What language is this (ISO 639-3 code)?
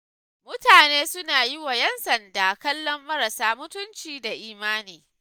hau